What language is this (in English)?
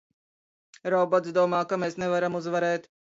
Latvian